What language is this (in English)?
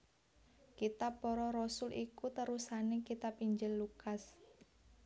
Javanese